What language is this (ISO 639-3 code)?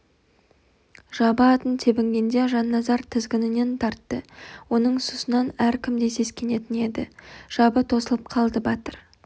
kaz